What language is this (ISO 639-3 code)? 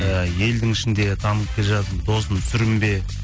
kaz